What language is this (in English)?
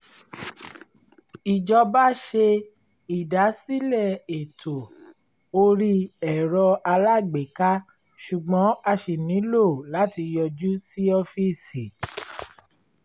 Yoruba